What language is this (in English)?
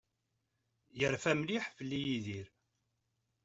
Kabyle